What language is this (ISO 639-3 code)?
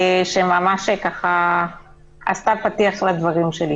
heb